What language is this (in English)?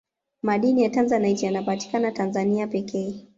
Swahili